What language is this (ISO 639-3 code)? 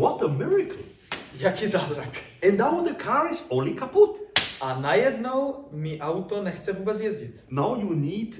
ces